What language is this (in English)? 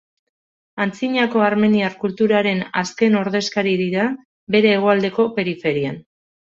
Basque